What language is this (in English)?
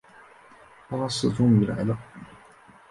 Chinese